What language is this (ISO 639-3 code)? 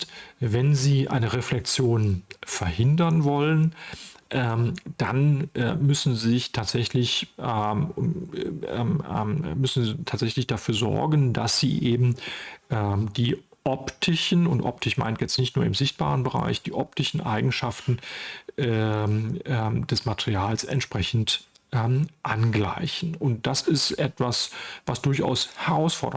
deu